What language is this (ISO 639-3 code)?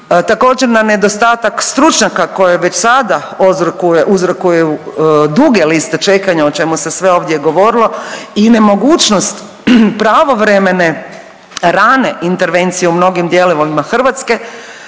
hrv